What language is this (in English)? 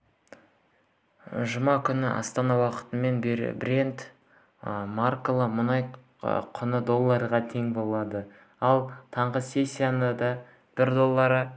Kazakh